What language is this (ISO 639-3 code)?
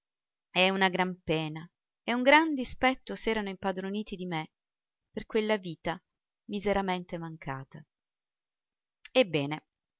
ita